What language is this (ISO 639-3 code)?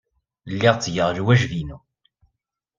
kab